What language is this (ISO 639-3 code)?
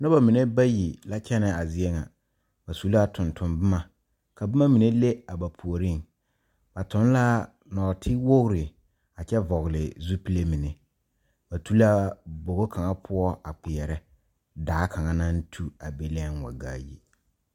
dga